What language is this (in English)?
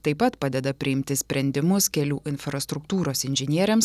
Lithuanian